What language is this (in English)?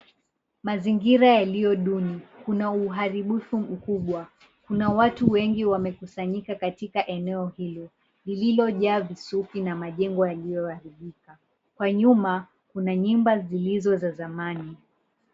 Swahili